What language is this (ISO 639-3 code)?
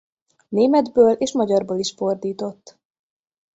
hun